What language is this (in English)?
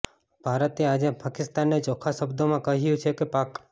Gujarati